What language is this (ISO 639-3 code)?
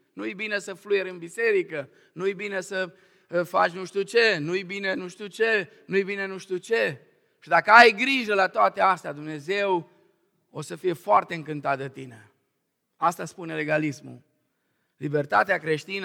ron